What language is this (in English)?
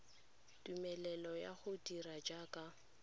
Tswana